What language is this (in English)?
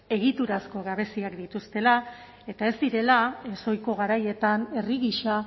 Basque